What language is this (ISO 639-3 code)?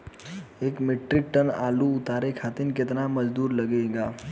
bho